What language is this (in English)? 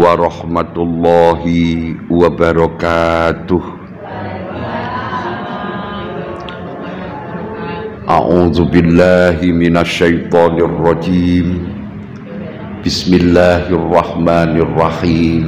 Indonesian